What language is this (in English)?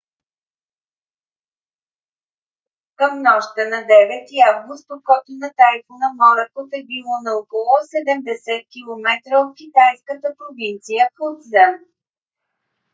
Bulgarian